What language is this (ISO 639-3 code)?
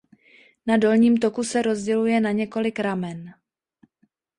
ces